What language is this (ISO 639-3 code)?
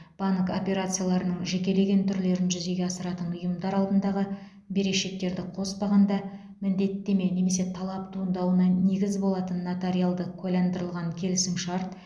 kaz